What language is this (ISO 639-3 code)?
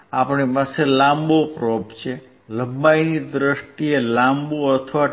guj